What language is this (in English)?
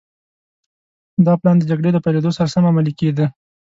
Pashto